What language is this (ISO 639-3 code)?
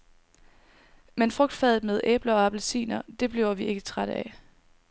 dan